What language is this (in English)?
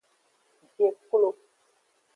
Aja (Benin)